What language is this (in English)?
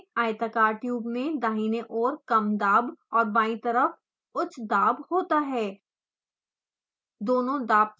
Hindi